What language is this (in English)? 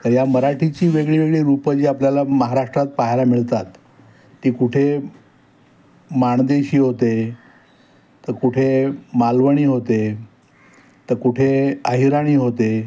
Marathi